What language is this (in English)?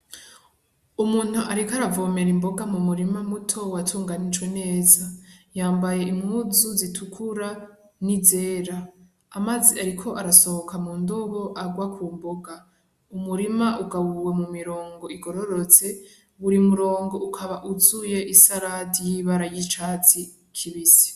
Rundi